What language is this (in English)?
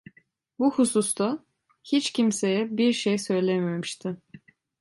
Turkish